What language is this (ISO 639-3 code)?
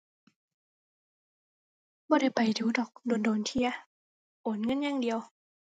tha